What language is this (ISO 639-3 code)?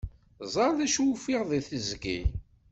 kab